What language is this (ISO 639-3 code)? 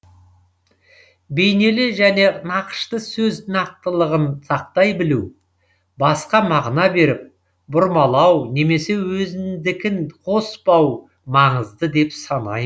kaz